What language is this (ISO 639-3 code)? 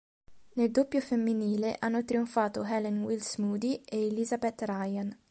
ita